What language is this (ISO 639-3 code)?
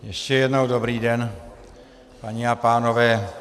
ces